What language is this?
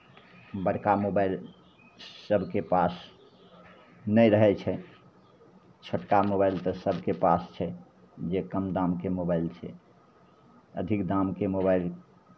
Maithili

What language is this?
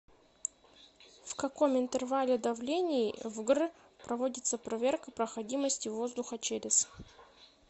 Russian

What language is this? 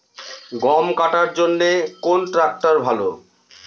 Bangla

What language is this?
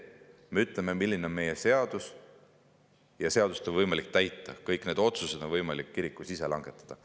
Estonian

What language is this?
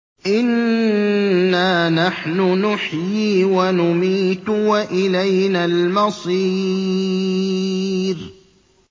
Arabic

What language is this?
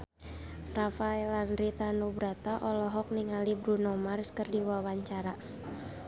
Sundanese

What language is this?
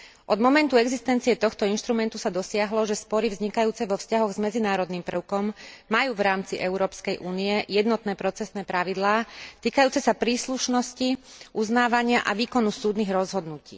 Slovak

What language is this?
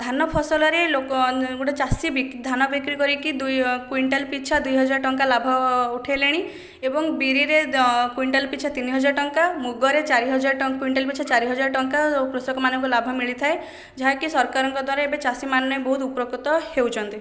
Odia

